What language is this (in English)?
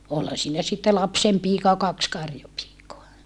Finnish